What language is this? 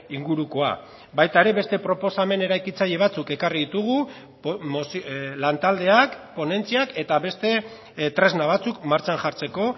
Basque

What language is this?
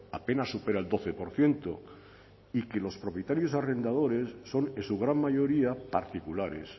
Spanish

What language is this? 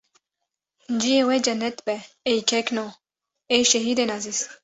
Kurdish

